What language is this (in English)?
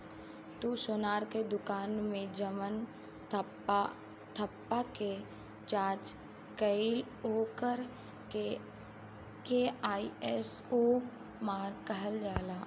Bhojpuri